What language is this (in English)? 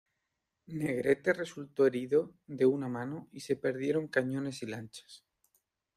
Spanish